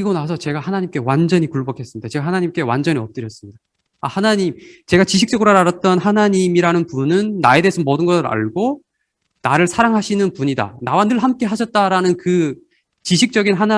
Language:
Korean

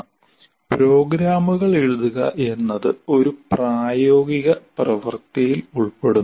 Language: Malayalam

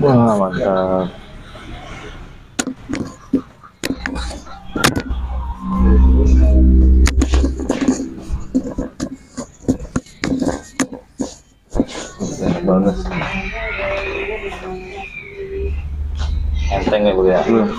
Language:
Indonesian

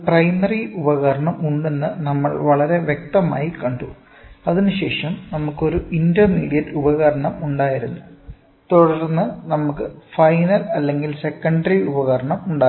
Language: Malayalam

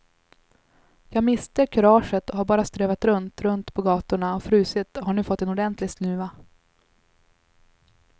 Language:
Swedish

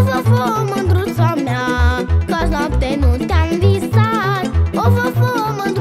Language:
Romanian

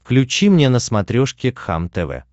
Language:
Russian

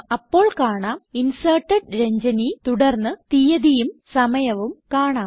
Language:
Malayalam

